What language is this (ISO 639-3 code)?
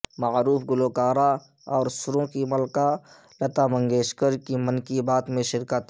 urd